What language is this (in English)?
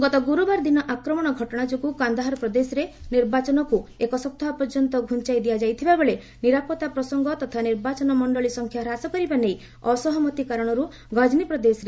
Odia